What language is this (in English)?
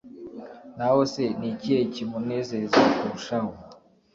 Kinyarwanda